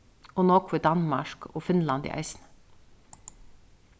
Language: Faroese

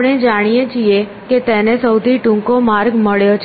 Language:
Gujarati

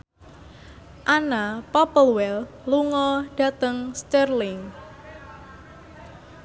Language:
Javanese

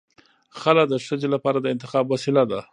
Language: Pashto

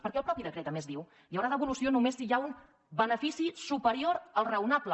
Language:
Catalan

